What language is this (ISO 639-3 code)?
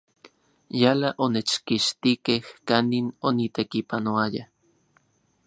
ncx